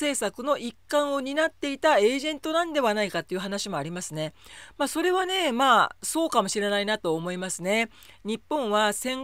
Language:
Japanese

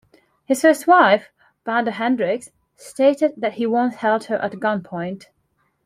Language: English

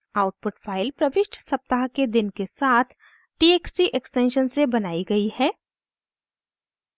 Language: Hindi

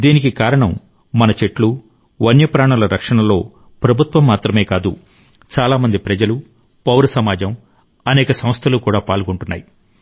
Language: Telugu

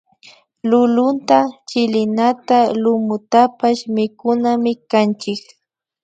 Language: Imbabura Highland Quichua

